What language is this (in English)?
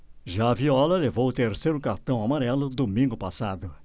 Portuguese